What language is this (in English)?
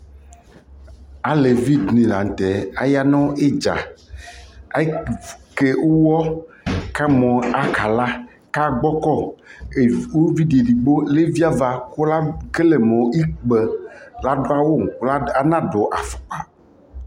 Ikposo